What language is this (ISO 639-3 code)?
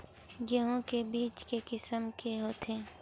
hne